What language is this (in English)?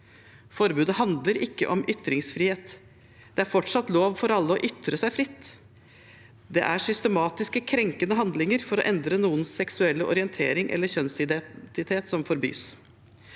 Norwegian